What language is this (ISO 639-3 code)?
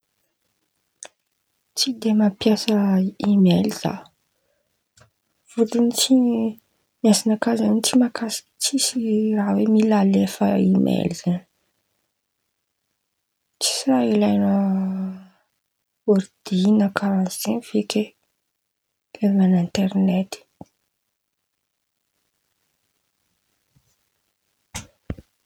xmv